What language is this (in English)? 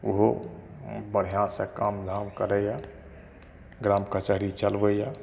Maithili